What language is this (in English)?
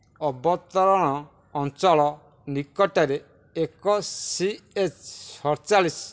Odia